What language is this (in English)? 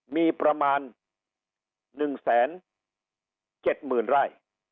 Thai